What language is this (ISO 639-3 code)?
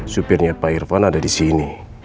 ind